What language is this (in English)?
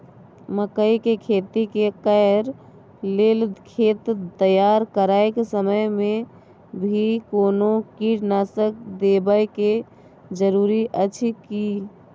Maithili